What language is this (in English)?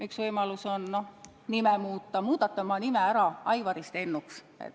Estonian